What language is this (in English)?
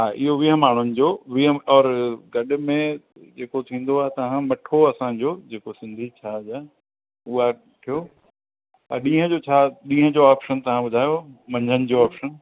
Sindhi